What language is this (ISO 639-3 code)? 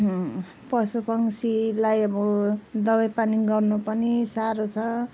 nep